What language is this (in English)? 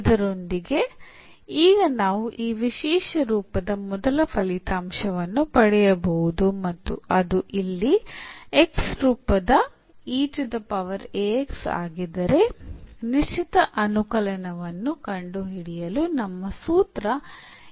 Kannada